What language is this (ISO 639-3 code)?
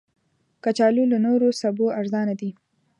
pus